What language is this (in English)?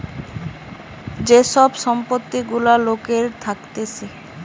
Bangla